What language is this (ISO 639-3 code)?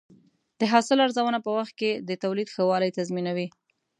pus